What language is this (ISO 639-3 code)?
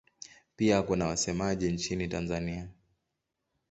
swa